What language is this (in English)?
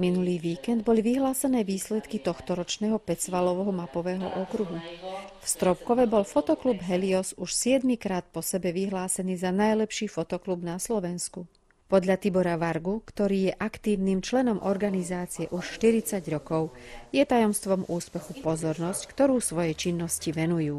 Slovak